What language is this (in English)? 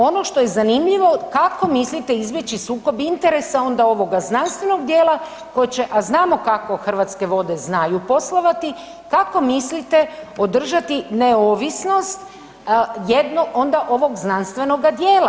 Croatian